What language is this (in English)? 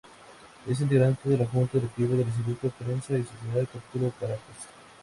Spanish